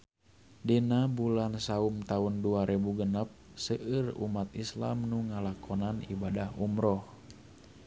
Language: Sundanese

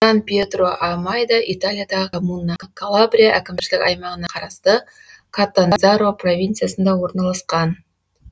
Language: Kazakh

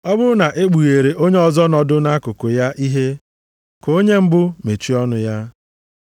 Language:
Igbo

